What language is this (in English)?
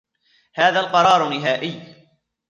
Arabic